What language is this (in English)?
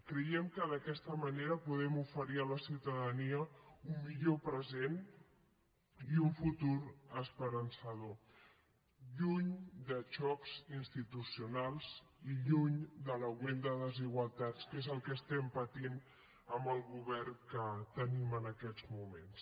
Catalan